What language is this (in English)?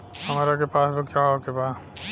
Bhojpuri